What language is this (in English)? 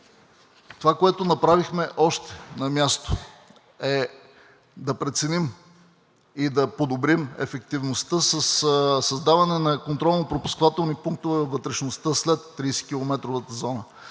Bulgarian